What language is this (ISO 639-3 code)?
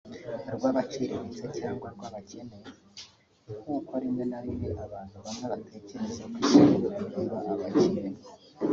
kin